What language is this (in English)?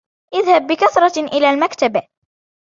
Arabic